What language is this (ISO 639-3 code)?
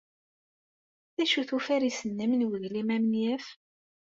kab